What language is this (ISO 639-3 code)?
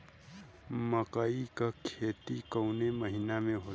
bho